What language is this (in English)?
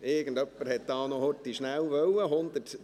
Swiss German